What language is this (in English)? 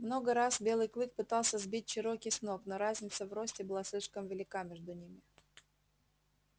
Russian